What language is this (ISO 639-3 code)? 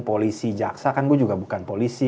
ind